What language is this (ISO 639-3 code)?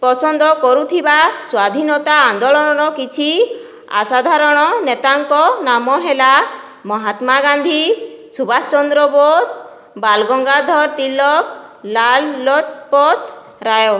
ori